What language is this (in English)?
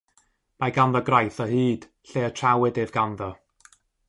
Welsh